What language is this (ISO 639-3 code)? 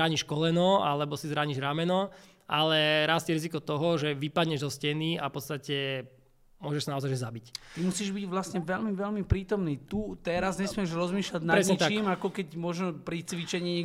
slk